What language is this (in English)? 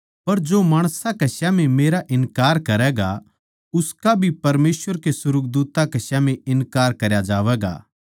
Haryanvi